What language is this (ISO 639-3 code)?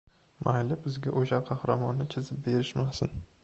uzb